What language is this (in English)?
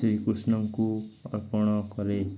Odia